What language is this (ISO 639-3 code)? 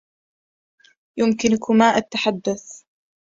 ara